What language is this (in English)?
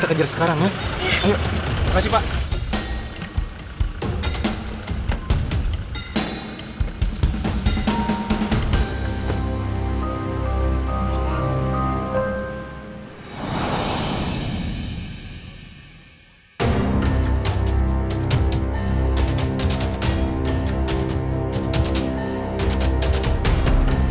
Indonesian